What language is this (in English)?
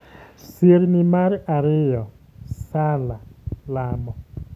Luo (Kenya and Tanzania)